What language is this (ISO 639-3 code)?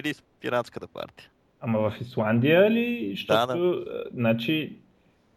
bul